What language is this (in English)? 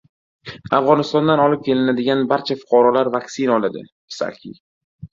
Uzbek